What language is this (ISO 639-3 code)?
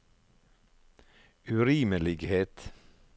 nor